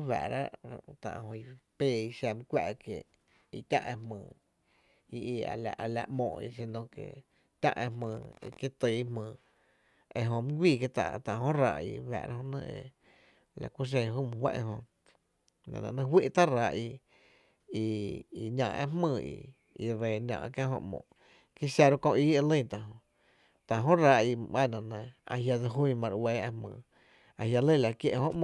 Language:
Tepinapa Chinantec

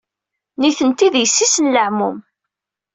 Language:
Kabyle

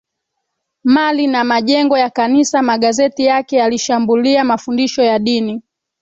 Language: Swahili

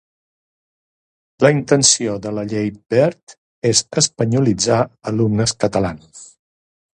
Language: Catalan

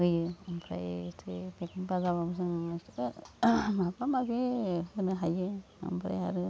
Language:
Bodo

